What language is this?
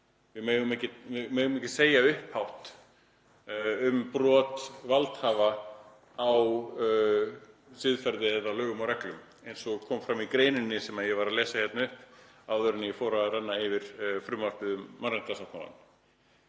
Icelandic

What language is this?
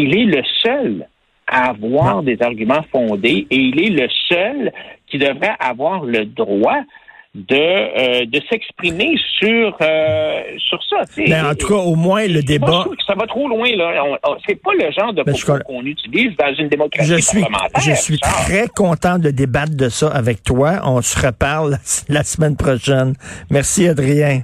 French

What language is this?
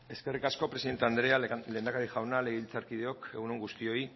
Basque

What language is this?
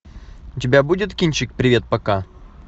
Russian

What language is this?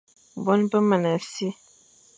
Fang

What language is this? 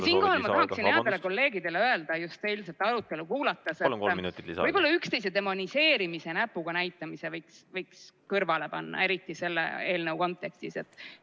Estonian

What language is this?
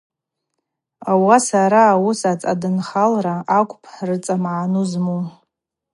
Abaza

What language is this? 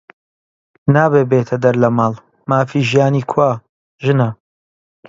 Central Kurdish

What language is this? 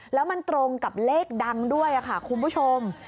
Thai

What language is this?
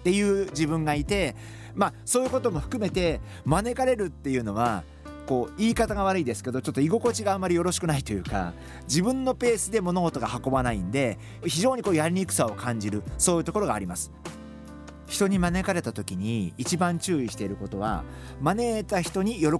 Japanese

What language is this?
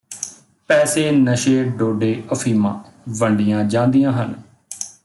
Punjabi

